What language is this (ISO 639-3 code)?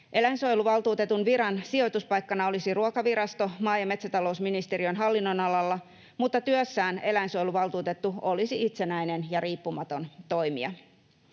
fin